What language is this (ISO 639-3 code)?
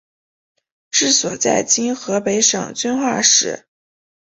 zho